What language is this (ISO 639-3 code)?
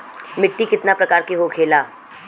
bho